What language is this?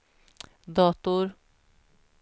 Swedish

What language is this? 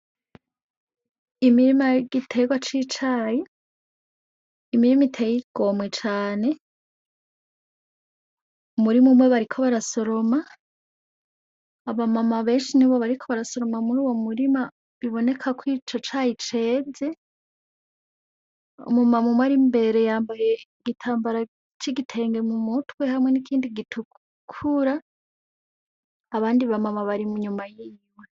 Rundi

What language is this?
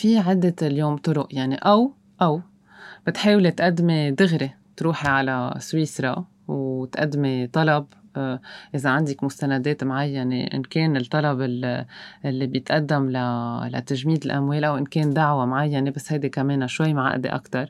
Arabic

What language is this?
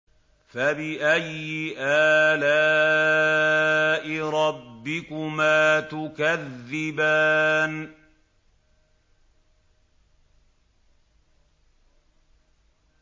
Arabic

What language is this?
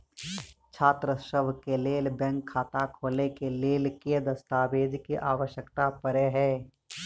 Maithili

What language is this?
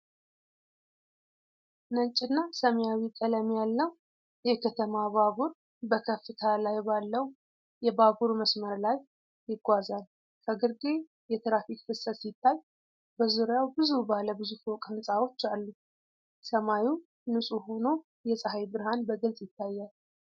Amharic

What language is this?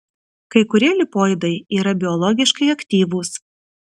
Lithuanian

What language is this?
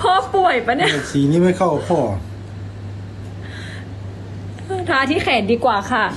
Thai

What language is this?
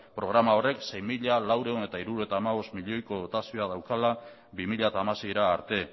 Basque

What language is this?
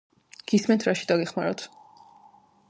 Georgian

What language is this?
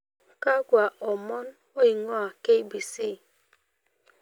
Masai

